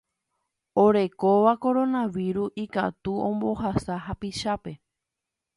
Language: Guarani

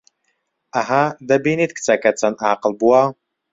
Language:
Central Kurdish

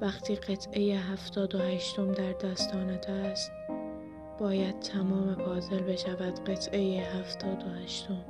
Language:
Persian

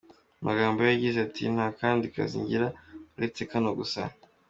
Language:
Kinyarwanda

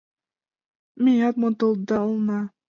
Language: Mari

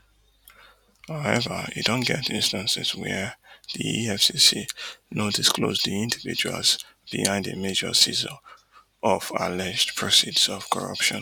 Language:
Nigerian Pidgin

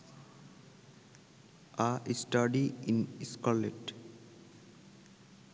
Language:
Bangla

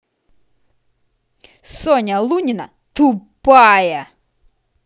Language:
Russian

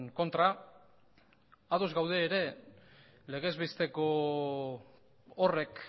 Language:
Basque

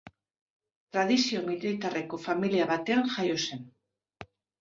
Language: Basque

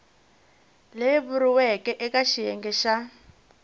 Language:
Tsonga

